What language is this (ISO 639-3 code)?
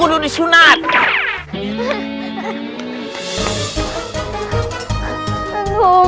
ind